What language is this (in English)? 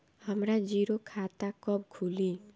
Bhojpuri